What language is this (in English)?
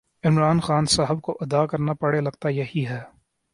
Urdu